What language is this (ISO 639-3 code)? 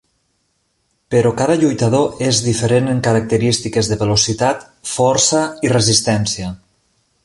cat